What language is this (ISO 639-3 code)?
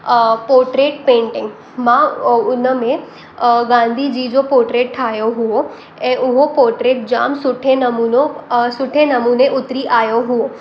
snd